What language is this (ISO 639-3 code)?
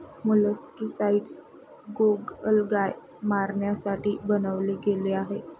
mar